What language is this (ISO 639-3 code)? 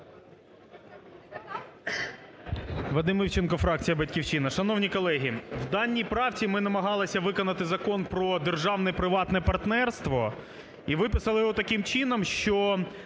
ukr